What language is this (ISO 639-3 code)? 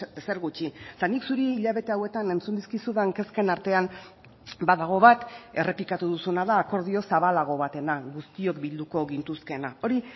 eus